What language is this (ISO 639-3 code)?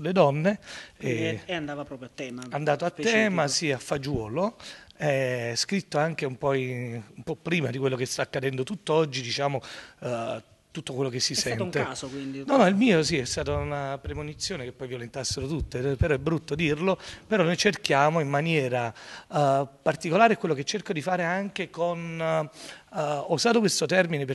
ita